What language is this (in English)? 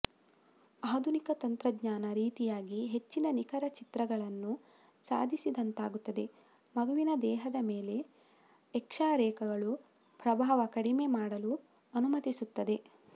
Kannada